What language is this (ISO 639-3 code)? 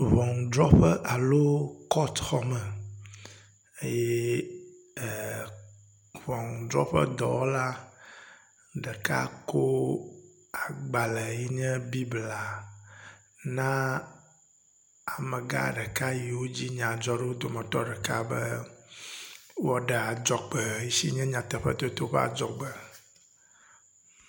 ewe